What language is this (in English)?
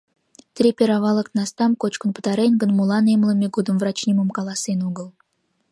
Mari